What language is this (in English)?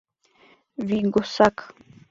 Mari